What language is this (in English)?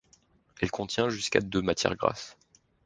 French